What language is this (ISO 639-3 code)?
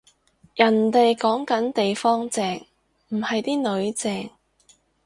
yue